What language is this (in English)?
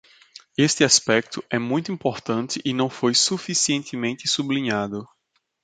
Portuguese